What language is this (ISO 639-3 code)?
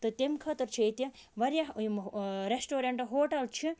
kas